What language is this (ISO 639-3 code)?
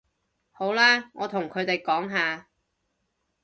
yue